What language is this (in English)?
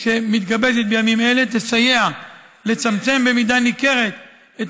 Hebrew